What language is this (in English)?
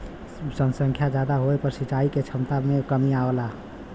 Bhojpuri